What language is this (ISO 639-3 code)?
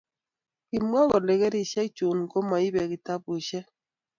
kln